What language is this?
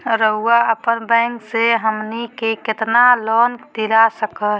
Magahi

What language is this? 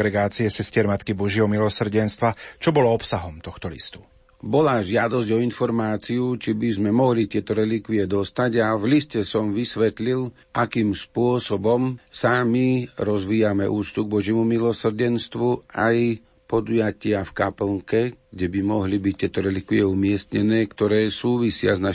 Slovak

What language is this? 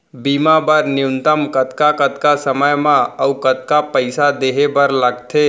Chhattisgarhi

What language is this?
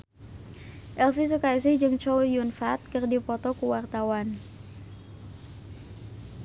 Sundanese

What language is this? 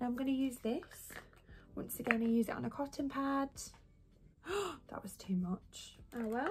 English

